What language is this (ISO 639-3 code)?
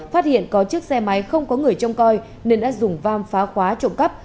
vie